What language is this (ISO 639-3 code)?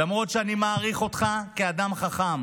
heb